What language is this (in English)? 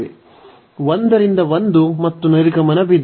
Kannada